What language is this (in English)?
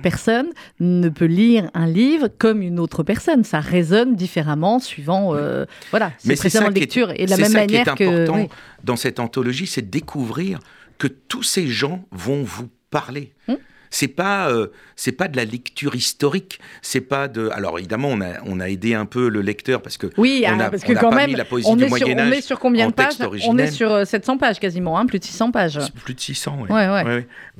French